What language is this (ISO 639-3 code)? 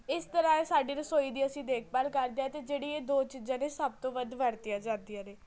pan